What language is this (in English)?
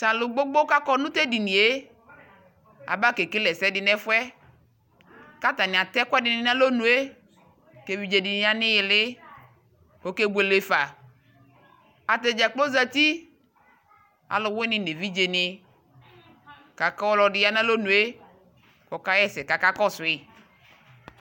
Ikposo